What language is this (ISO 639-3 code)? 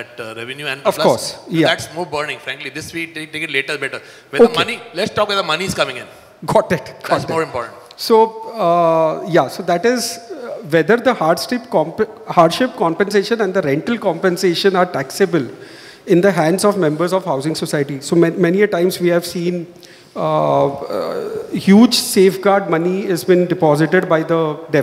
eng